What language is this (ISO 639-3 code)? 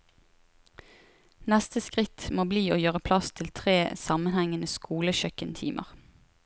nor